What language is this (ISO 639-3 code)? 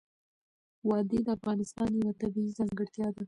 pus